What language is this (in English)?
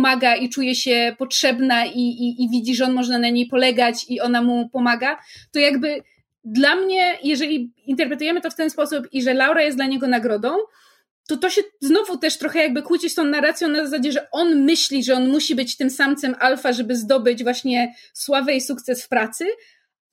Polish